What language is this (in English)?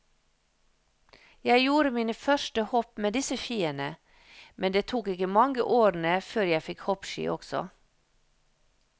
Norwegian